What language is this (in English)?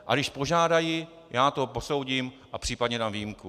Czech